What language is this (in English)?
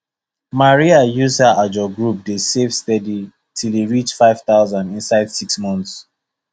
Nigerian Pidgin